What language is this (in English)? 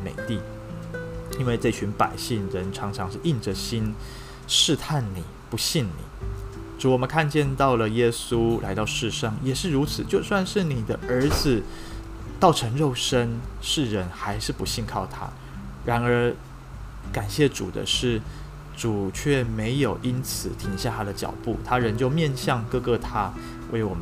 Chinese